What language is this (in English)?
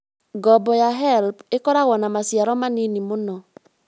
Kikuyu